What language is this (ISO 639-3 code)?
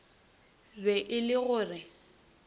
nso